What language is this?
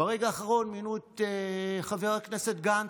Hebrew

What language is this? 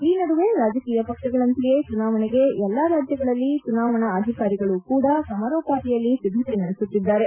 Kannada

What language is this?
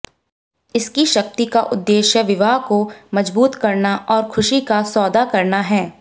Hindi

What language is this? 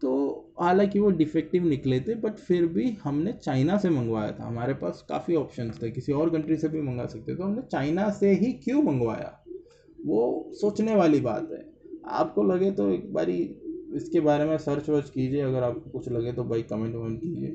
Hindi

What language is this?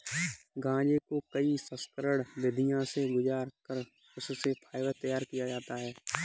Hindi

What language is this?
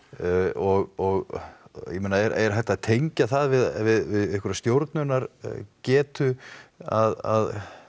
Icelandic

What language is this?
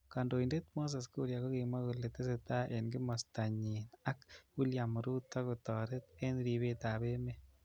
Kalenjin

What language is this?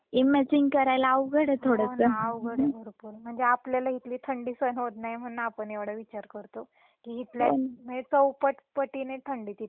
Marathi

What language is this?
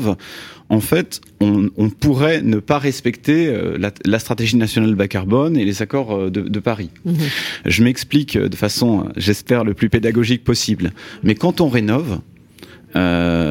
French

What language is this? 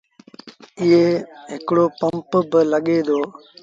Sindhi Bhil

